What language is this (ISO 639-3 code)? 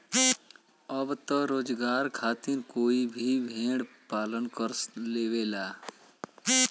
bho